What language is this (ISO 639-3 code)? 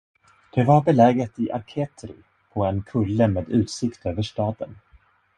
swe